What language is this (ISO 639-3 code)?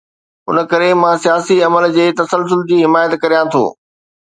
snd